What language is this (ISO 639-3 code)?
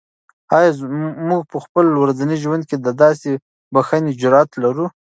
pus